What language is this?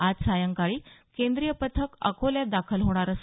Marathi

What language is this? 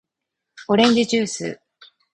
Japanese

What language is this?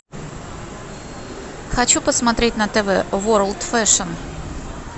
Russian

